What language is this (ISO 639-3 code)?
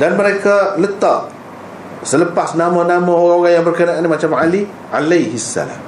msa